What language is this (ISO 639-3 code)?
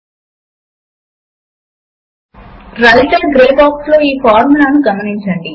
tel